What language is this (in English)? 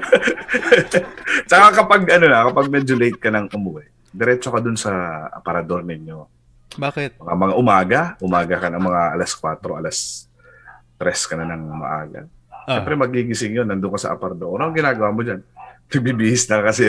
Filipino